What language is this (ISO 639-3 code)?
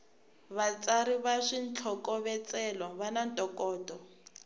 tso